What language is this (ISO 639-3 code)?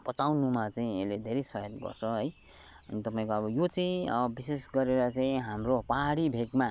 nep